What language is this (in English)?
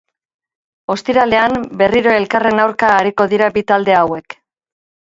Basque